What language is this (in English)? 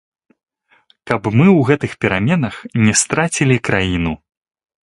Belarusian